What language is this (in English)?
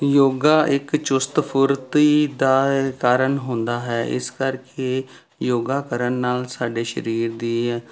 Punjabi